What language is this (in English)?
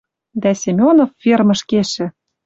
Western Mari